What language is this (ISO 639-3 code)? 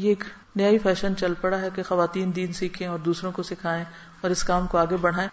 urd